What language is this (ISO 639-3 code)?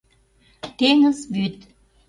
chm